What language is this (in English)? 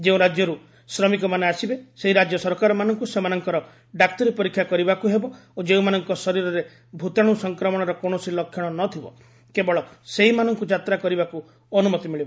Odia